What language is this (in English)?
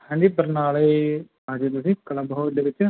Punjabi